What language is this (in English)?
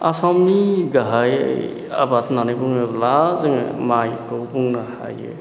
Bodo